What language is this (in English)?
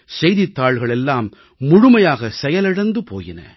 Tamil